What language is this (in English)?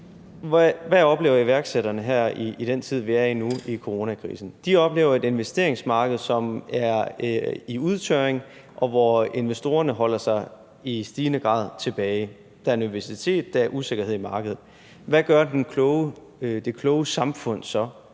Danish